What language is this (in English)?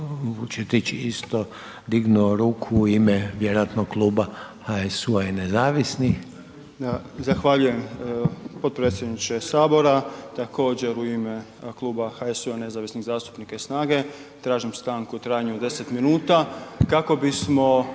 Croatian